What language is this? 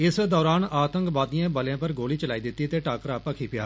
Dogri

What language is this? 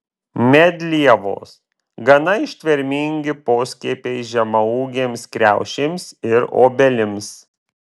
Lithuanian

